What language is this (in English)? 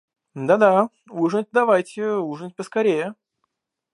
Russian